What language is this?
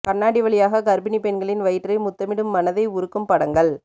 Tamil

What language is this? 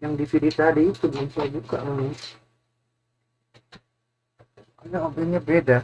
Indonesian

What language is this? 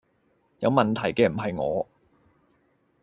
Cantonese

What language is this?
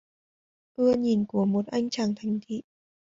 Vietnamese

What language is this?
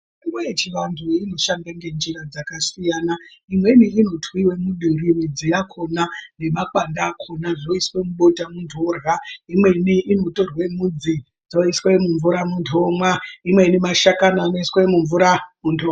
Ndau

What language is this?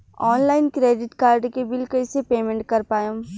Bhojpuri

